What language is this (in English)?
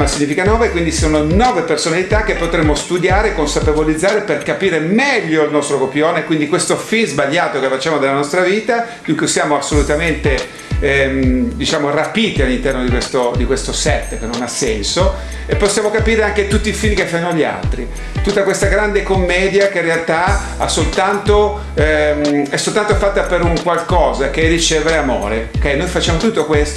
Italian